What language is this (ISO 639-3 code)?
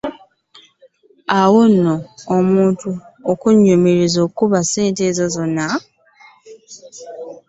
lug